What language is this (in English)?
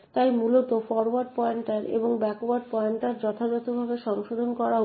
Bangla